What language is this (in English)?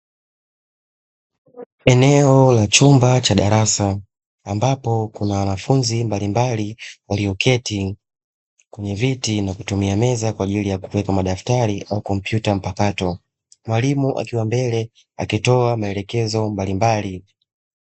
Swahili